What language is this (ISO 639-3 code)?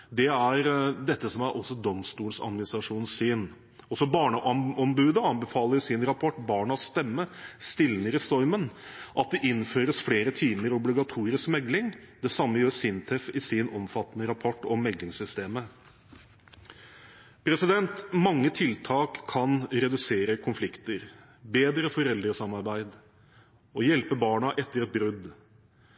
nob